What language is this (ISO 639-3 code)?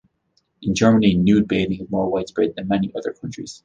eng